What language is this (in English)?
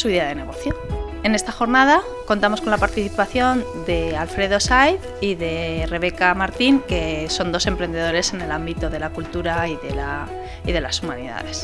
Spanish